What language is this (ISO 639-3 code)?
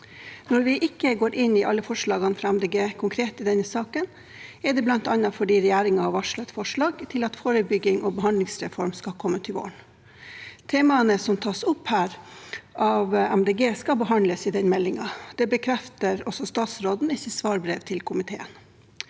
nor